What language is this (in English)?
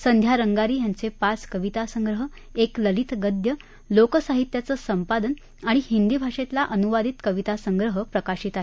Marathi